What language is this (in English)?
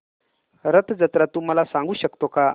Marathi